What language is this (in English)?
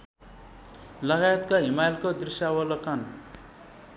Nepali